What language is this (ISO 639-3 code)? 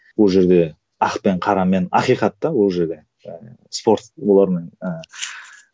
kaz